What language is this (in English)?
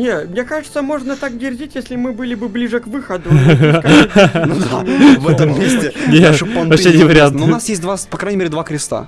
Russian